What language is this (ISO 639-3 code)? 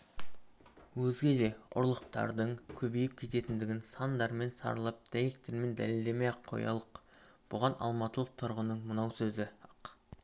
kaz